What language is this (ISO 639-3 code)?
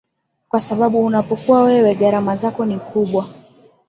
swa